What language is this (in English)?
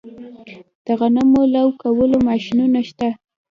Pashto